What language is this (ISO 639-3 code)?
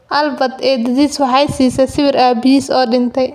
som